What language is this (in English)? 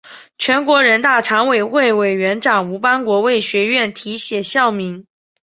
Chinese